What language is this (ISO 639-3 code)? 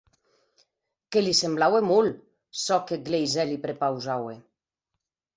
oci